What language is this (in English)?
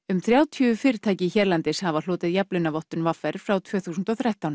Icelandic